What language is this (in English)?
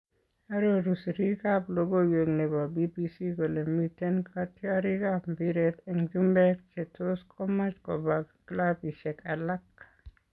Kalenjin